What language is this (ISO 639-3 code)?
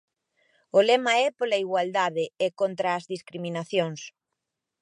glg